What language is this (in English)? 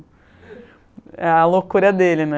Portuguese